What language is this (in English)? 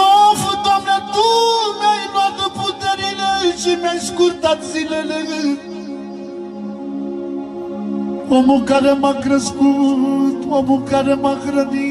Romanian